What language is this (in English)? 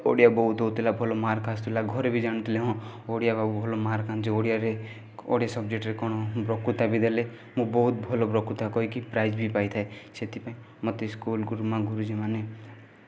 Odia